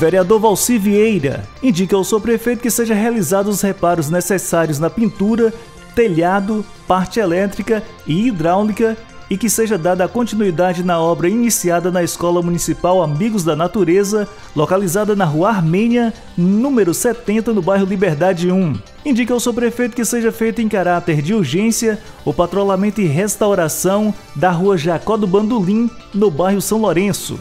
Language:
Portuguese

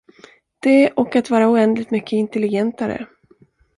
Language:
Swedish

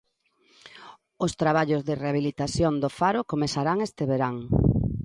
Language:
Galician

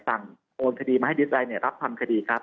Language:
Thai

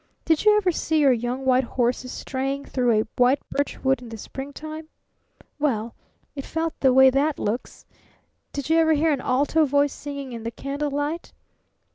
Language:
English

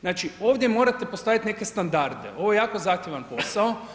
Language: Croatian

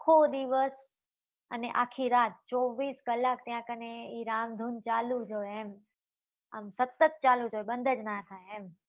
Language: Gujarati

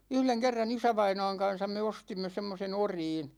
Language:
Finnish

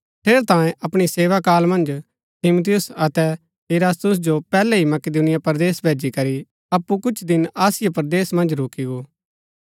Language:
Gaddi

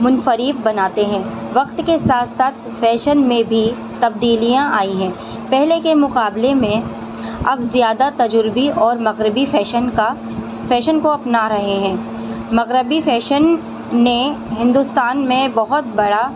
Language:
Urdu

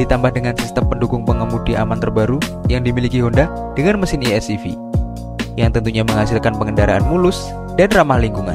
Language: Indonesian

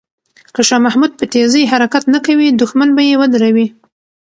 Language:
Pashto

